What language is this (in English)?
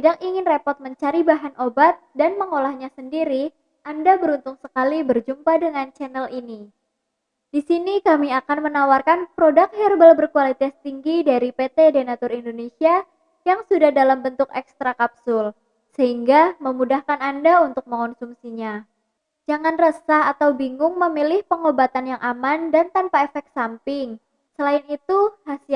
Indonesian